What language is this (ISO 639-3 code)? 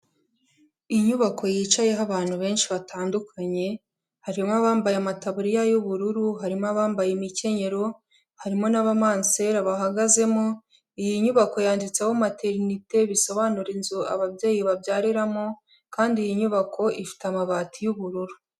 kin